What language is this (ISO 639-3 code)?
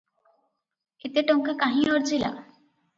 ori